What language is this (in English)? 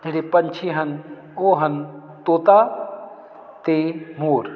Punjabi